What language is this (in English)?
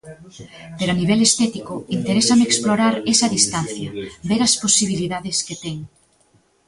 Galician